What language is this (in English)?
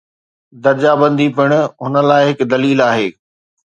Sindhi